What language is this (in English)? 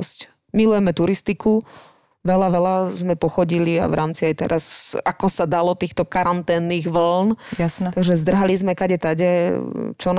Slovak